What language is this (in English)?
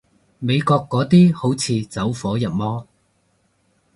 Cantonese